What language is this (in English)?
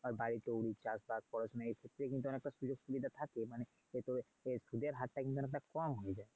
Bangla